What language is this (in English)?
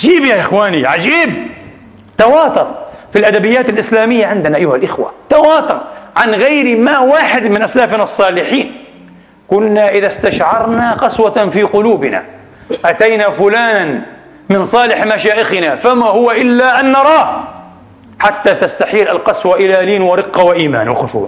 Arabic